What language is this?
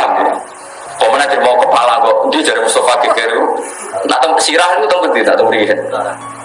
Indonesian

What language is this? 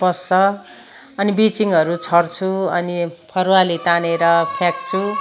Nepali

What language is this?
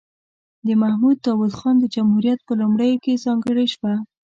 Pashto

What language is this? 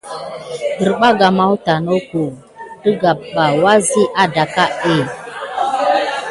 Gidar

